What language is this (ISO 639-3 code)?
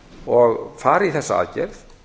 isl